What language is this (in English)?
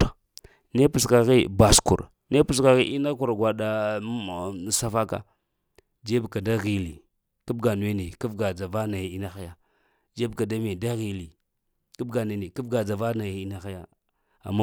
Lamang